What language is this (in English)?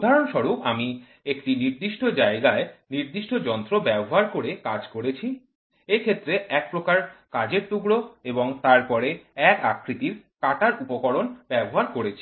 Bangla